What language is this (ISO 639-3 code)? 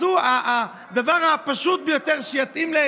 heb